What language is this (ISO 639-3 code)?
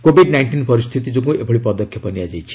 ori